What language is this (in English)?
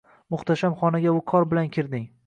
Uzbek